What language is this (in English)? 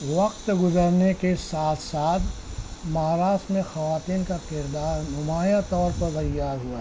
Urdu